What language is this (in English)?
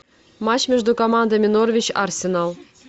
Russian